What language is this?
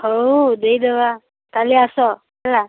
Odia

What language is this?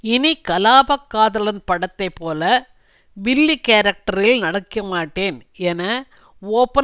Tamil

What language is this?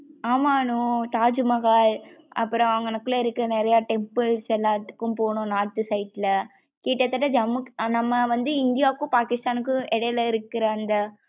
Tamil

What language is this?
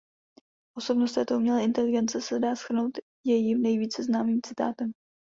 Czech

